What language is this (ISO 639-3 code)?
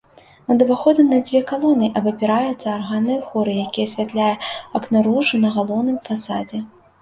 bel